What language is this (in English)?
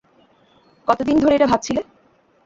Bangla